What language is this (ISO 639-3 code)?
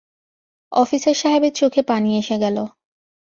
ben